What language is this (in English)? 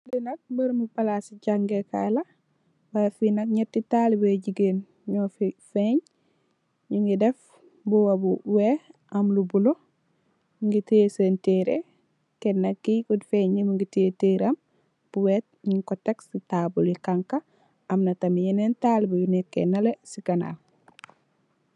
Wolof